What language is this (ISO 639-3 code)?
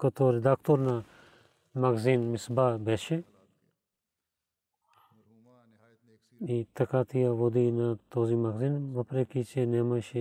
bul